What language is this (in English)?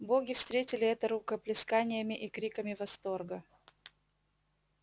Russian